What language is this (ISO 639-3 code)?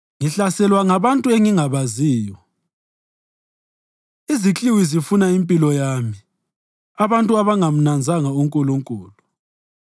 nde